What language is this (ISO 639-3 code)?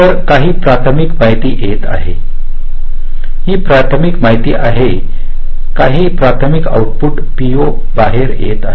mar